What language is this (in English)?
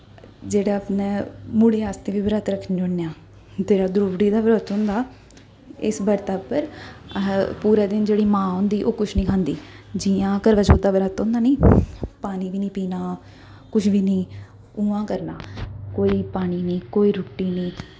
Dogri